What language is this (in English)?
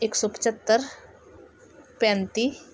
Punjabi